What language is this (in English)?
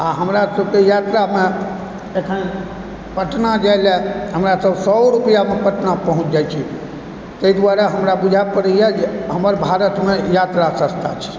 Maithili